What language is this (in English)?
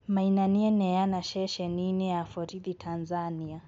Kikuyu